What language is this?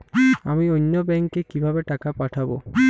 Bangla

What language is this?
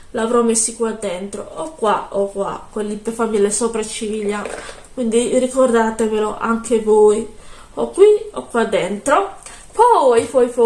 Italian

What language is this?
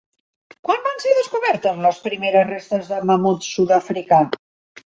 Catalan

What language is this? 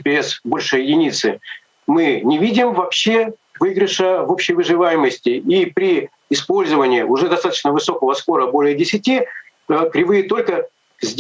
Russian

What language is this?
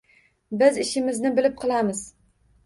Uzbek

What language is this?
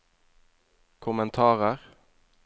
Norwegian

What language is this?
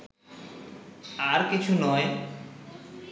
Bangla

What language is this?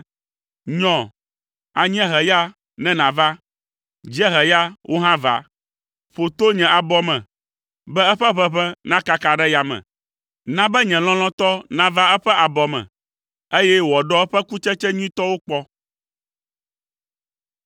Ewe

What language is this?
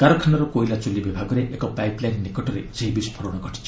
Odia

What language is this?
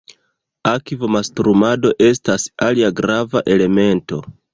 Esperanto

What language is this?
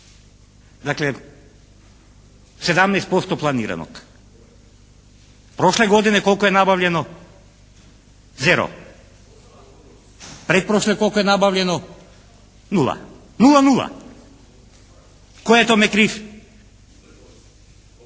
Croatian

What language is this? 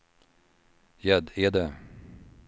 Swedish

